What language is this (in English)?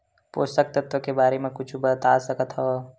Chhattisgarhi